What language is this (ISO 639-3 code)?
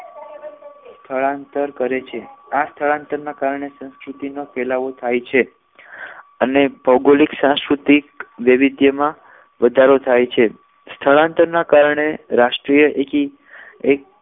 guj